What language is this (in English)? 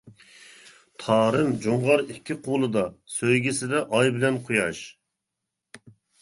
Uyghur